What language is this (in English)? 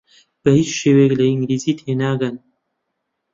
Central Kurdish